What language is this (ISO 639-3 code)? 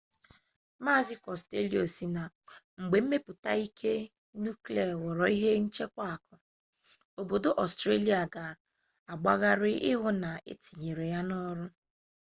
ibo